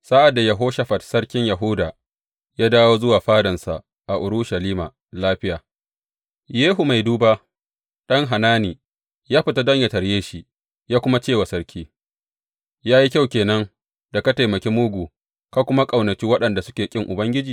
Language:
Hausa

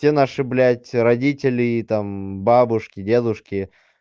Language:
Russian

